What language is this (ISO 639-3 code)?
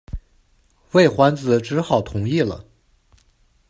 zho